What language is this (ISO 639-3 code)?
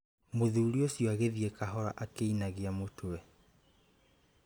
kik